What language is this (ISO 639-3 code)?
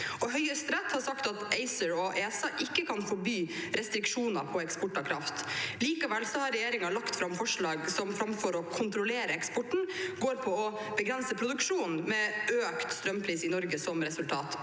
nor